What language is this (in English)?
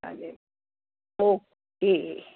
Marathi